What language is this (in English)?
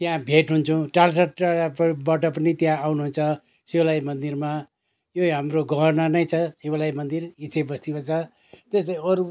Nepali